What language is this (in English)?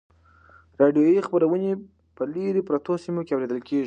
Pashto